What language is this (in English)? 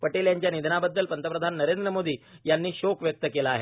Marathi